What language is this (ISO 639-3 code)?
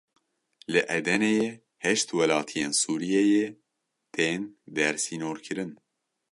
kur